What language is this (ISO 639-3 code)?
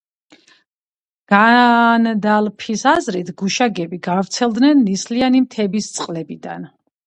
kat